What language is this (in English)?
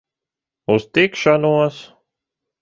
Latvian